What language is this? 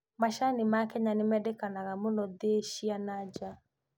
Kikuyu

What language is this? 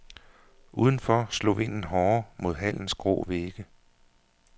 Danish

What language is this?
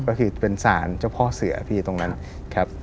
Thai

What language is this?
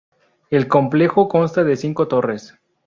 Spanish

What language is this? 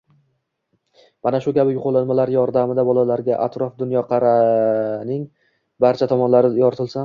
Uzbek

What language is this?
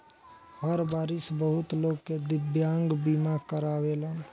Bhojpuri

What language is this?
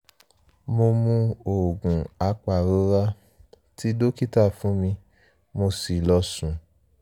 Yoruba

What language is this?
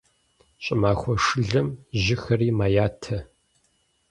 Kabardian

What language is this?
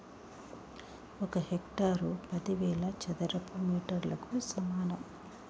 Telugu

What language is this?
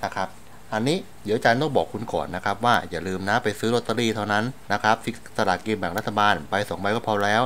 Thai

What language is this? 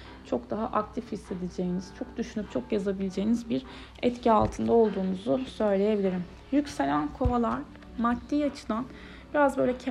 Turkish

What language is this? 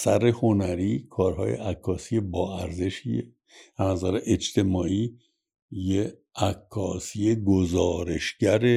Persian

